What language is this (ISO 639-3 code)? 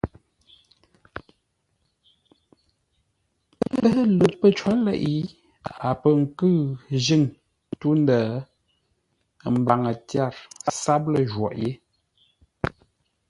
nla